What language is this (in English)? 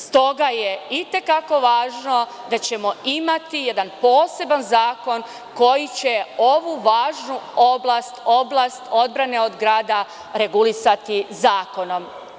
Serbian